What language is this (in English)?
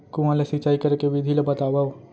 Chhattisgarhi